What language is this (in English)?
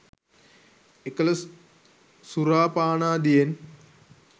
Sinhala